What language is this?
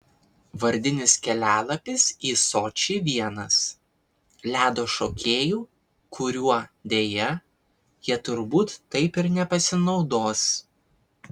Lithuanian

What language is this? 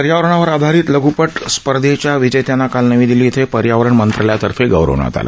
Marathi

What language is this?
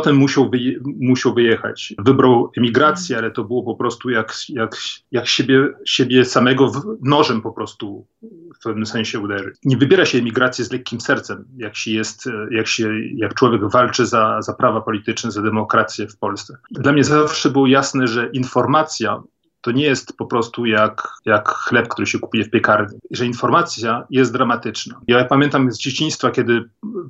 Polish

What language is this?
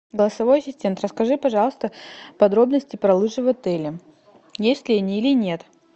Russian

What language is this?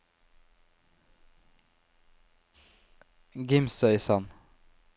Norwegian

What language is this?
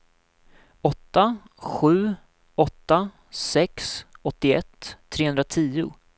Swedish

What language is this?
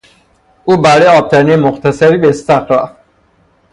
Persian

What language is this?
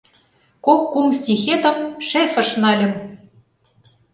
Mari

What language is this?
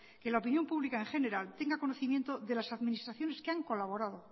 Spanish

